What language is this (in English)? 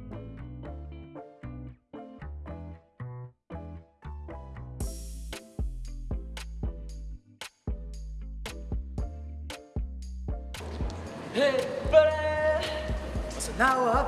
Korean